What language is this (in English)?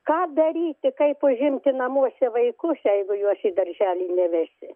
Lithuanian